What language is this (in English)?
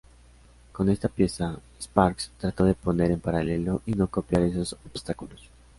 Spanish